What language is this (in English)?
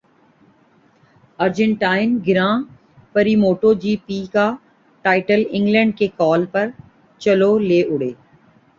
Urdu